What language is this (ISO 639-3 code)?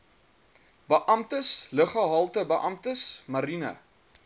afr